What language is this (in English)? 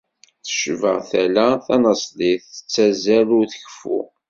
Kabyle